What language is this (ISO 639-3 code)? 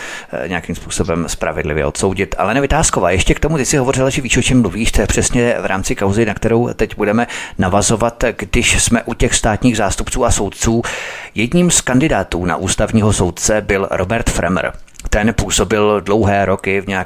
ces